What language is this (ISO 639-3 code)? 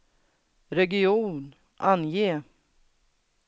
swe